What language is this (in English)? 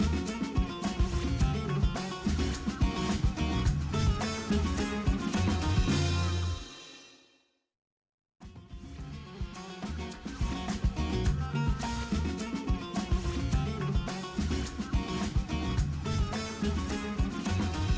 Indonesian